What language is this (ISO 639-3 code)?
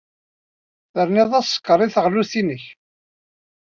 kab